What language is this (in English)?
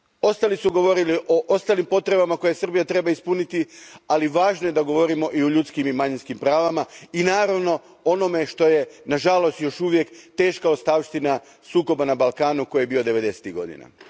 Croatian